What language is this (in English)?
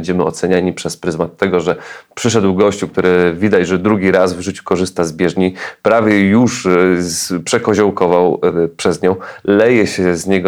Polish